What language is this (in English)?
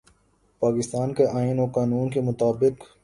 Urdu